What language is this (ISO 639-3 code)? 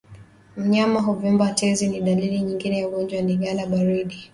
swa